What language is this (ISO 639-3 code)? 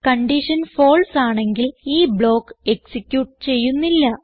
mal